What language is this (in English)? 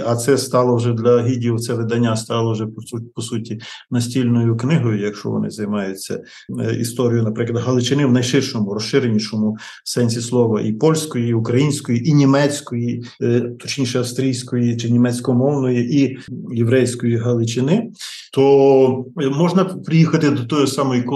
Ukrainian